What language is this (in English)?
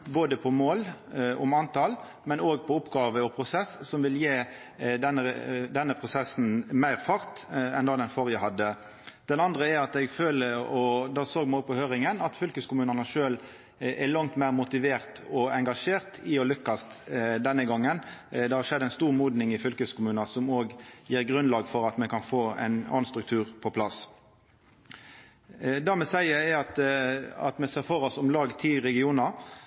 Norwegian Nynorsk